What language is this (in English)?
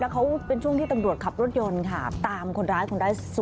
Thai